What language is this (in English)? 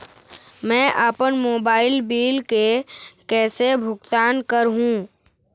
Chhattisgarhi